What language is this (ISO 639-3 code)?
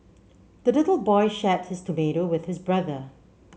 eng